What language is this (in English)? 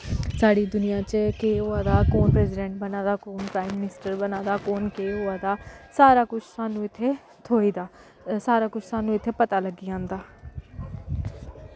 Dogri